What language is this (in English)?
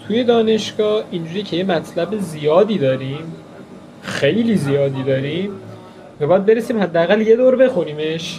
Persian